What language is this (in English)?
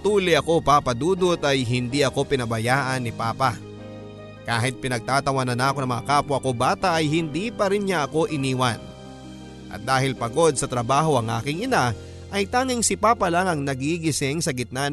Filipino